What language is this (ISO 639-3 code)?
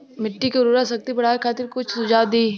bho